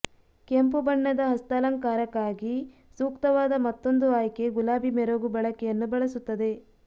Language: Kannada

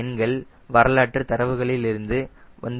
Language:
Tamil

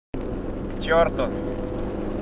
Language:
Russian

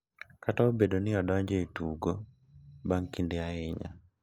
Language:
Luo (Kenya and Tanzania)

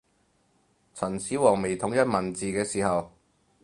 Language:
Cantonese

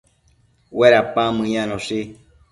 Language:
Matsés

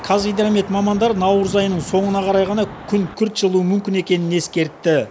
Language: Kazakh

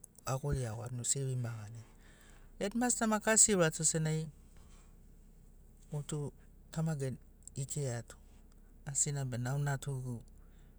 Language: Sinaugoro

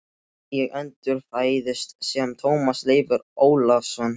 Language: Icelandic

